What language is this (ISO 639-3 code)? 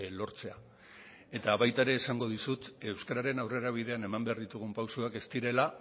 eus